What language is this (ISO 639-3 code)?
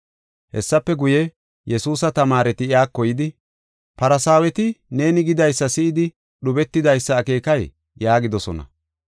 gof